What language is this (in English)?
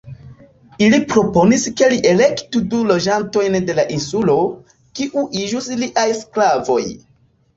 Esperanto